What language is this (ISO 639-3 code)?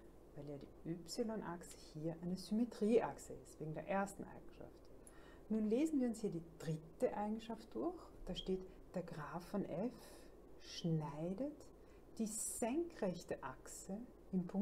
deu